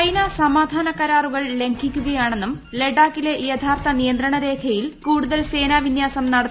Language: Malayalam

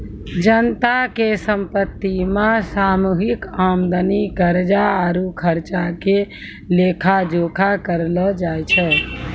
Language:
Maithili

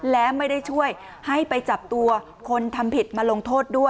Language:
Thai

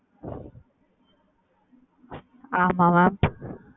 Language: Tamil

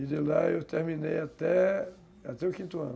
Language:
Portuguese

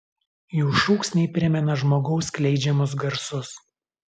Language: Lithuanian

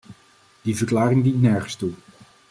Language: Dutch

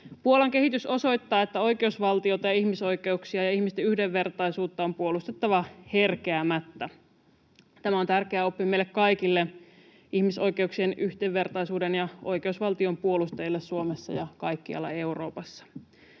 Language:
Finnish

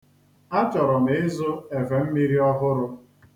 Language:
Igbo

